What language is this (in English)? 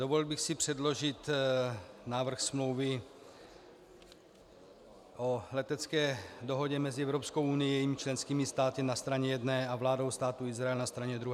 Czech